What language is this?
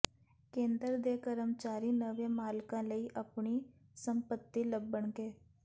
Punjabi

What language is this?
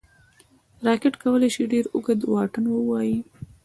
Pashto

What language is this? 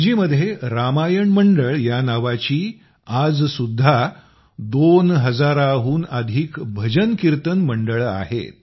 Marathi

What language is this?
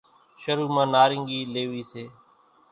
Kachi Koli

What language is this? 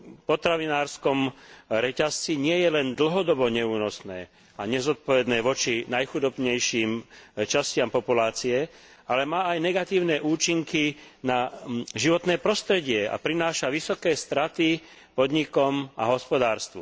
Slovak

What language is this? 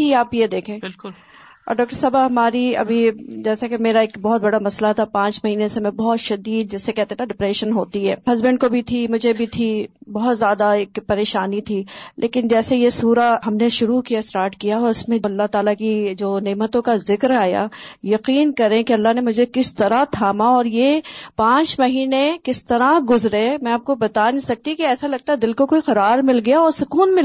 Urdu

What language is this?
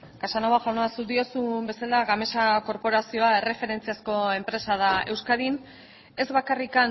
Basque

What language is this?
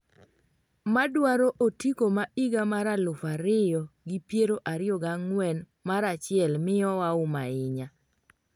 Luo (Kenya and Tanzania)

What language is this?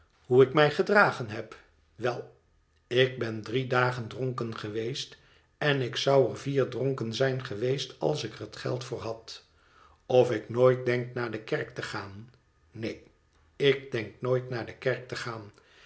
Dutch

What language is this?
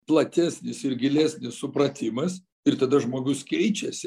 Lithuanian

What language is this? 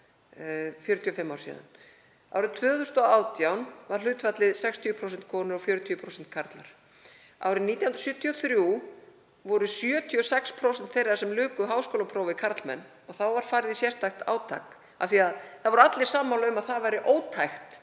Icelandic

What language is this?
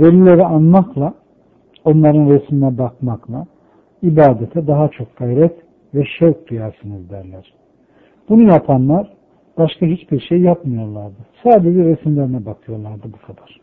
Turkish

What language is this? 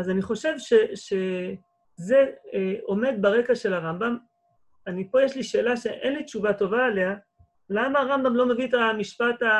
Hebrew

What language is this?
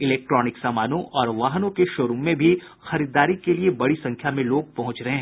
Hindi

